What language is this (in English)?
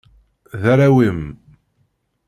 Kabyle